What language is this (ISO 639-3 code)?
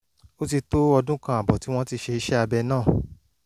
yor